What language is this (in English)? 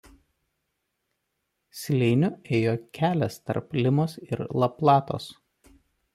Lithuanian